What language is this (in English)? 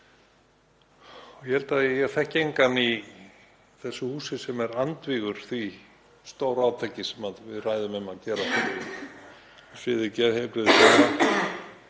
Icelandic